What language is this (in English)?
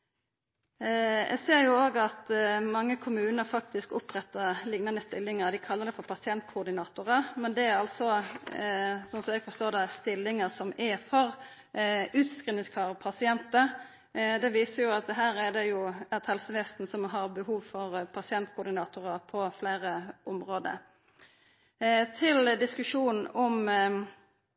Norwegian Nynorsk